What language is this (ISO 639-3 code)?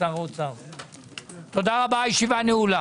heb